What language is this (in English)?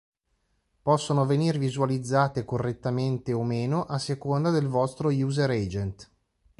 Italian